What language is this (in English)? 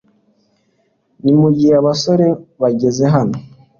Kinyarwanda